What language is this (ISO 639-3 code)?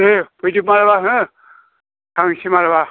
brx